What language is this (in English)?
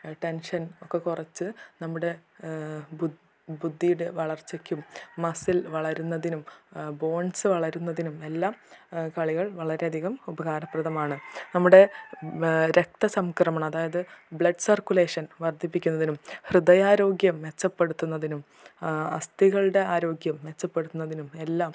Malayalam